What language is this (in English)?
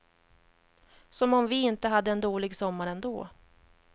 Swedish